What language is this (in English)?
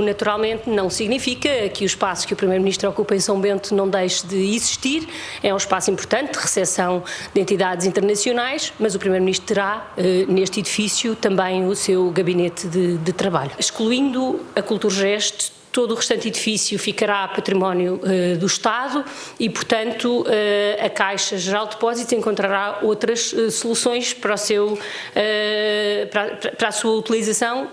Portuguese